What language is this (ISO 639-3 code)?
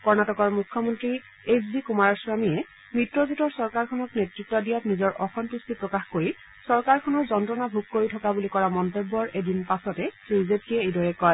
asm